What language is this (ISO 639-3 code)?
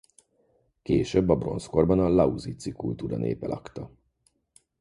hun